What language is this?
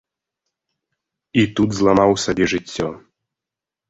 Belarusian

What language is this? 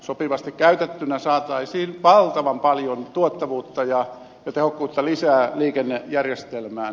Finnish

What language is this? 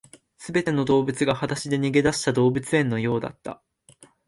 Japanese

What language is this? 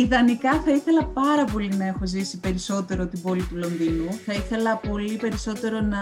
Greek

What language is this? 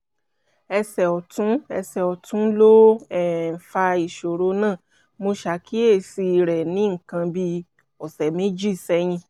Yoruba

